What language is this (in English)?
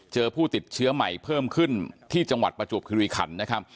Thai